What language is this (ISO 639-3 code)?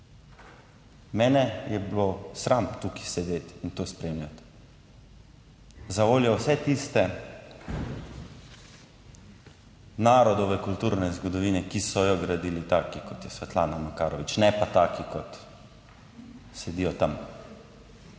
slv